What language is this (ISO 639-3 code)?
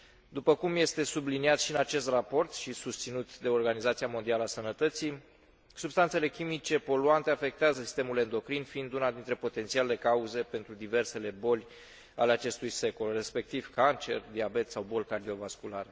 ron